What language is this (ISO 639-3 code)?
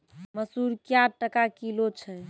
mai